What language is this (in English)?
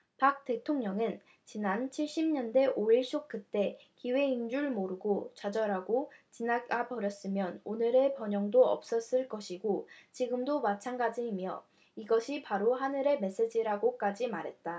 Korean